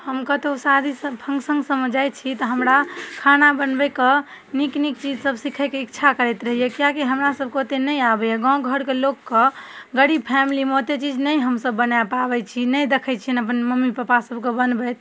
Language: Maithili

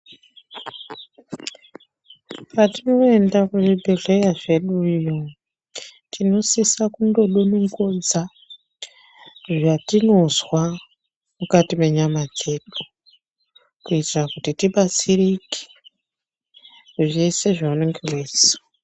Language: Ndau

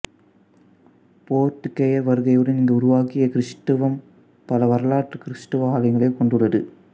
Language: Tamil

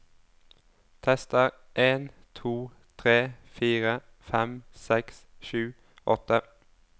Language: Norwegian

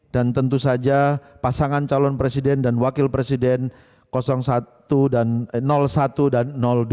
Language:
Indonesian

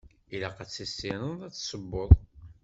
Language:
Kabyle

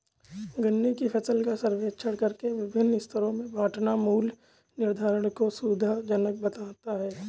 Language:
Hindi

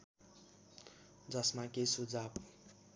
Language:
Nepali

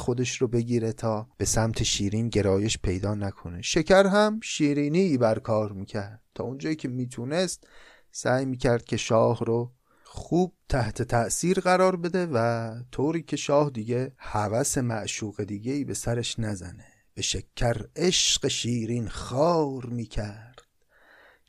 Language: Persian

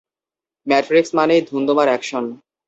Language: Bangla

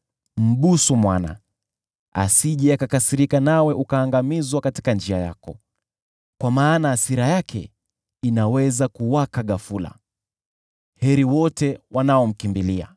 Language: Swahili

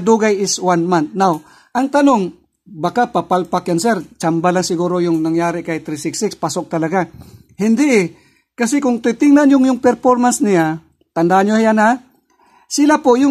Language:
Filipino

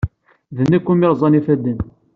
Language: Kabyle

